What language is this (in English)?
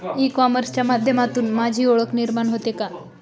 Marathi